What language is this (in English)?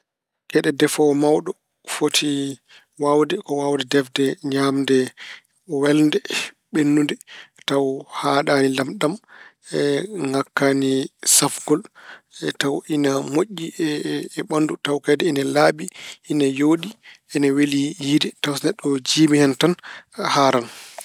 Fula